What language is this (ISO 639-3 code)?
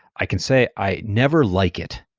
eng